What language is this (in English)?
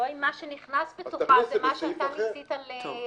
Hebrew